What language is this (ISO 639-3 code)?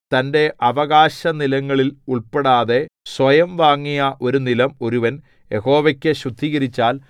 mal